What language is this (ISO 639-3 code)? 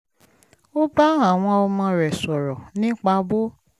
yor